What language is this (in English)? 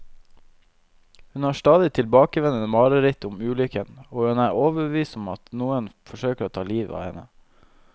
Norwegian